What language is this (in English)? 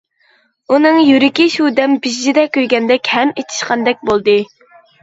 Uyghur